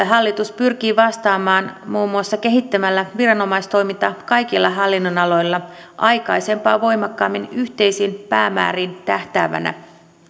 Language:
Finnish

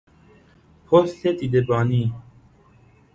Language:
Persian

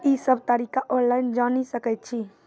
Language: Maithili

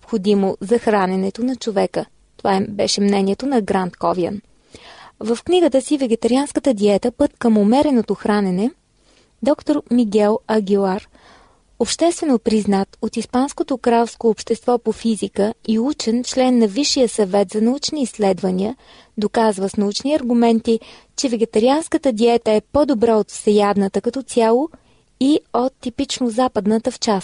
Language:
Bulgarian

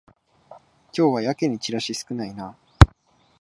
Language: Japanese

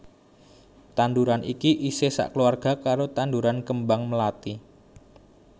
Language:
Javanese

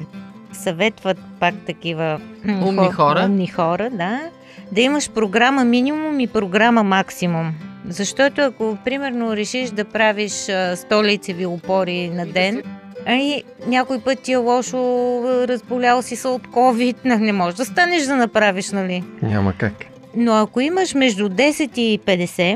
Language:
Bulgarian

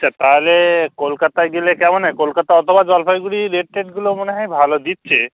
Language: Bangla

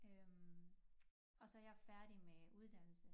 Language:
Danish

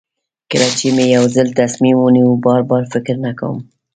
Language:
Pashto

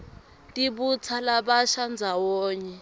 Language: Swati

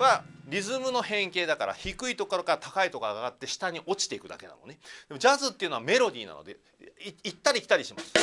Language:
Japanese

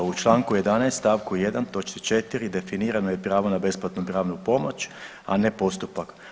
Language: Croatian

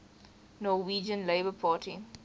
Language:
English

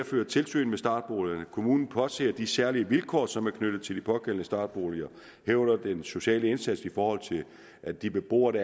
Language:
Danish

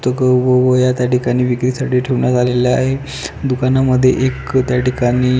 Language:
Marathi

